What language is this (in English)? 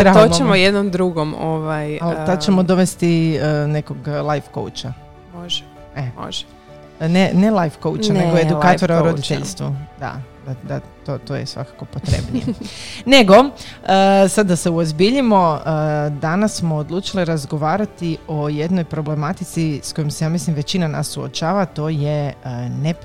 Croatian